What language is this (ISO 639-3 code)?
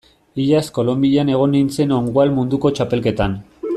eus